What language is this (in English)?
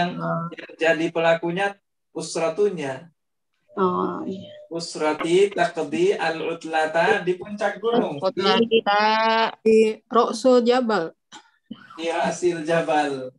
Indonesian